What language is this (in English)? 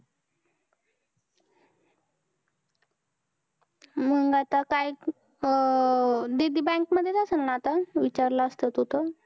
Marathi